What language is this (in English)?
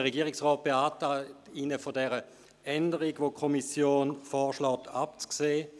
Swiss German